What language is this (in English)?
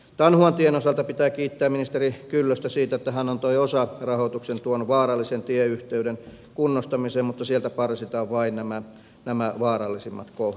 Finnish